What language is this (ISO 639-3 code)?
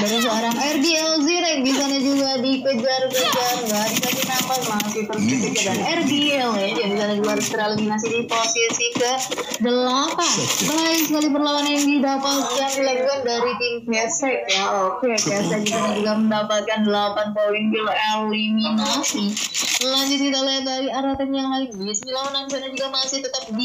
ind